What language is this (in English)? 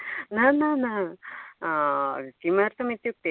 Sanskrit